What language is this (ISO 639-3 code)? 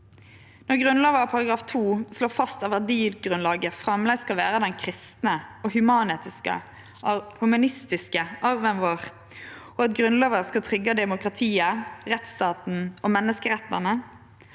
nor